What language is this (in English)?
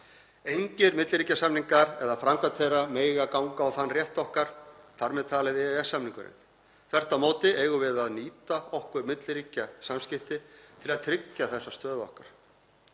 Icelandic